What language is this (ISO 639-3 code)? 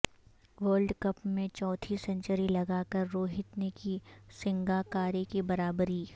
urd